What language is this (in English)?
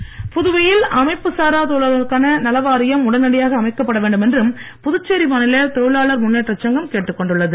Tamil